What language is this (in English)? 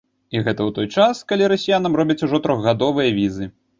Belarusian